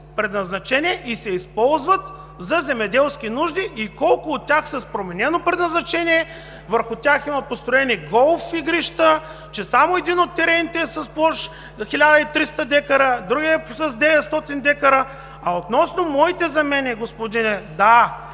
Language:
Bulgarian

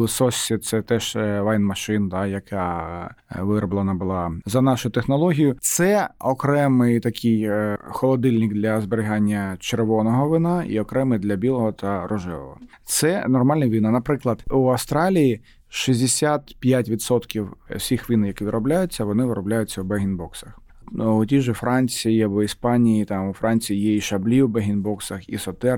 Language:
Ukrainian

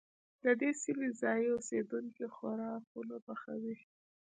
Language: Pashto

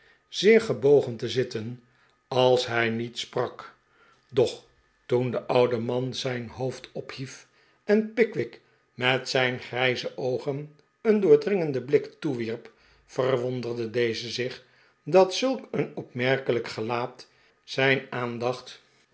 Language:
Dutch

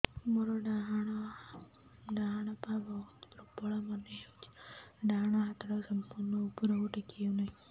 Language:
Odia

